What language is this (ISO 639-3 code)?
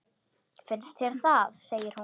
isl